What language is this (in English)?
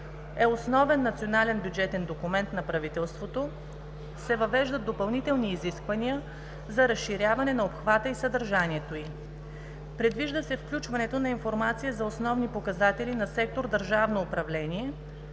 Bulgarian